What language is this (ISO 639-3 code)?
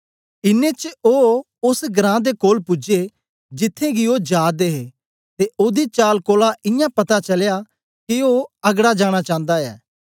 doi